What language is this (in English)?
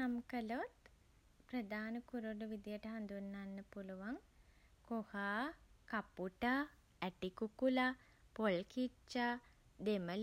Sinhala